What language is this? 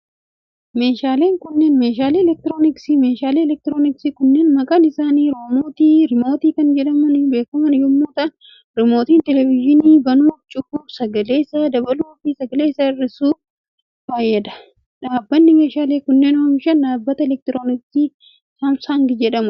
Oromo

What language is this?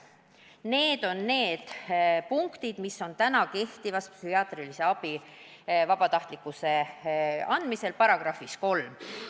Estonian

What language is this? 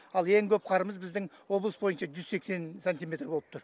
Kazakh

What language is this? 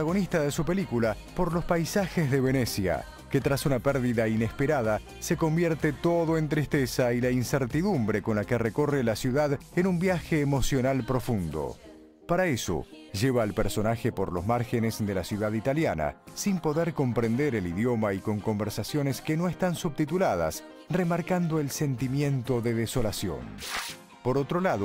Spanish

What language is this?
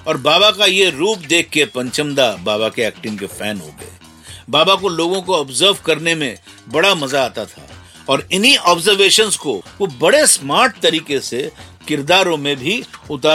Hindi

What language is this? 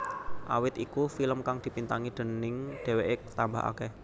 Javanese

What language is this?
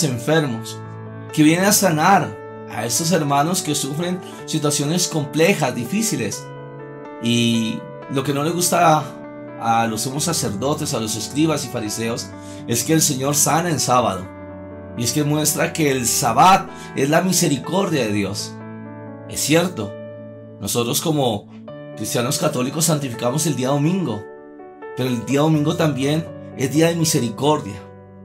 Spanish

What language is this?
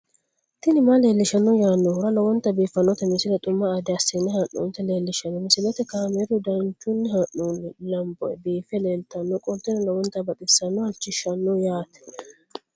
Sidamo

